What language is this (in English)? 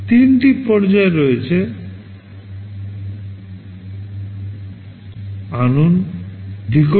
Bangla